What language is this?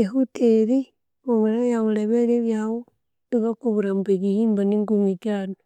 Konzo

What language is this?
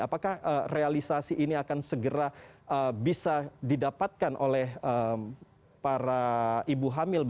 Indonesian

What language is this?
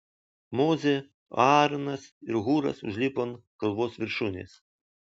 Lithuanian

